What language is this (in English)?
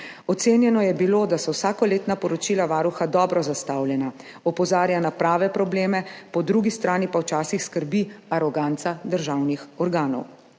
Slovenian